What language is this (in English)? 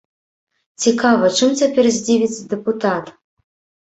Belarusian